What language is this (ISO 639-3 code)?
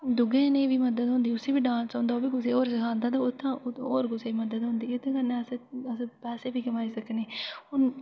doi